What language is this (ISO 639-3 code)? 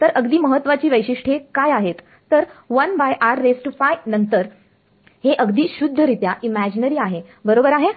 mar